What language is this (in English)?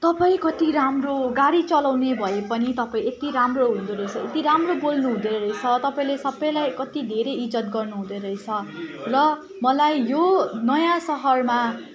Nepali